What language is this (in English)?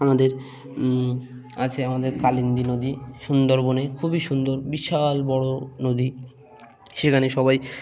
Bangla